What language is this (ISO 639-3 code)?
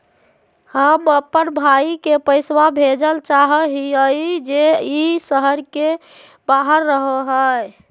mag